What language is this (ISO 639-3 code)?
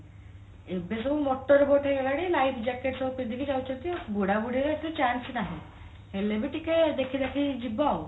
ori